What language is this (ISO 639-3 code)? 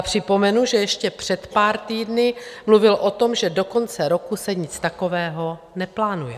ces